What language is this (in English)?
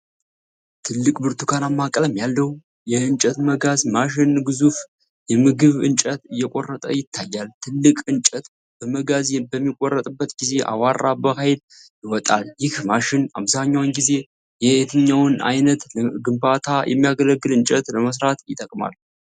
Amharic